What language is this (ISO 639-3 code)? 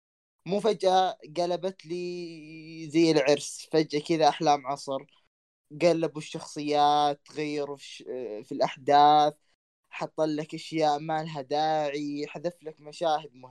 ara